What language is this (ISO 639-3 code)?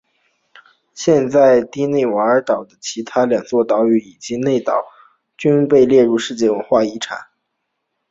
zho